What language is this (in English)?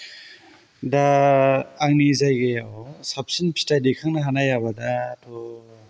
Bodo